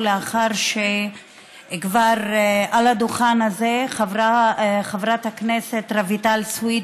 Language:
Hebrew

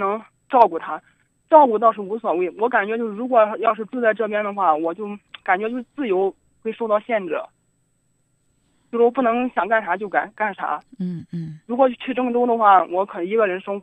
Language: Chinese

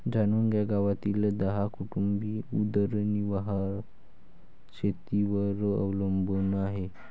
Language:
Marathi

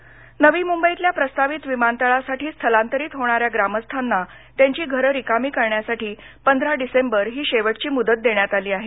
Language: Marathi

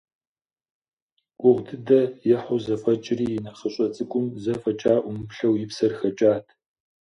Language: Kabardian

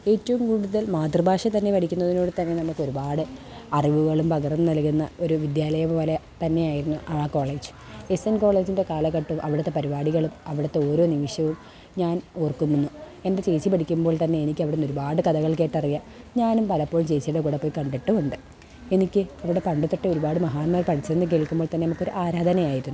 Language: Malayalam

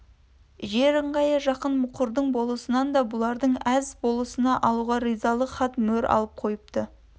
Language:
Kazakh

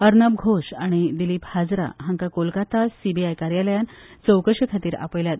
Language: Konkani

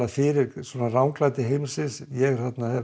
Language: Icelandic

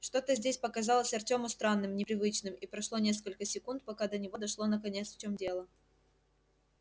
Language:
Russian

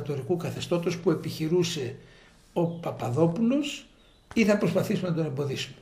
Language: Greek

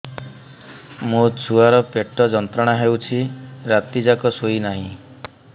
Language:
Odia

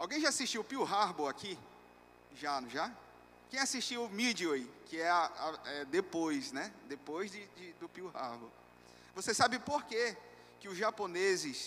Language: Portuguese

